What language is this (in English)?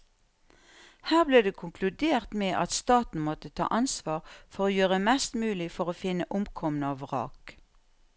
Norwegian